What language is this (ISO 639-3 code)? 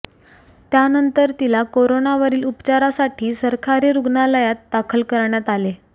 mar